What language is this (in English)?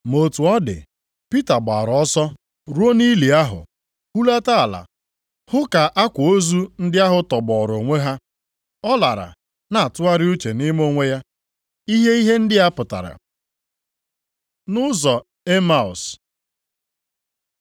Igbo